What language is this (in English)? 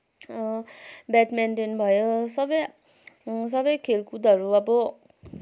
Nepali